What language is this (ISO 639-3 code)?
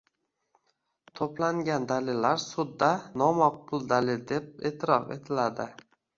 uzb